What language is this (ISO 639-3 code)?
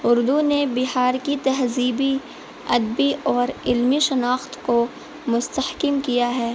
urd